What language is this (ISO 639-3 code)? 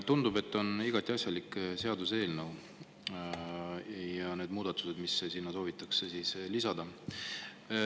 est